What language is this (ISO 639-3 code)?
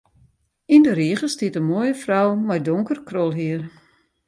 fry